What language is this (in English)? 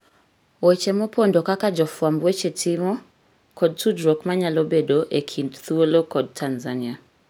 Luo (Kenya and Tanzania)